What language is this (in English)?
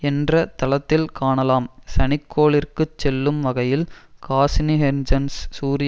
Tamil